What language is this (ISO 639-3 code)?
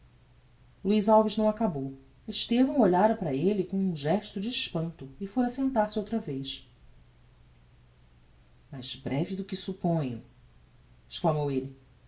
por